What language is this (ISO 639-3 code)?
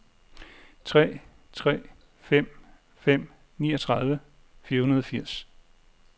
dan